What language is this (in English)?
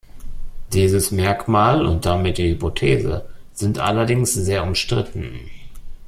German